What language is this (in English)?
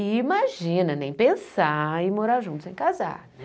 Portuguese